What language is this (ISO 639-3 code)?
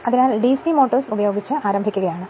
mal